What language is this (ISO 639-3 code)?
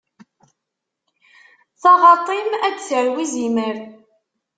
kab